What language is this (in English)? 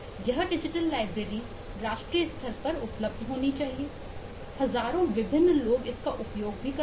Hindi